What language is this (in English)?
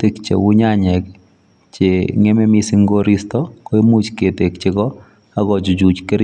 Kalenjin